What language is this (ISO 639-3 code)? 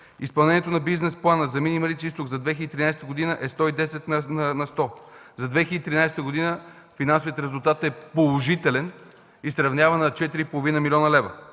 bul